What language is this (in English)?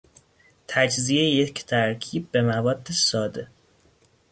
Persian